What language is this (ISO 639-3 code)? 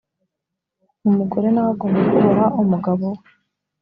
kin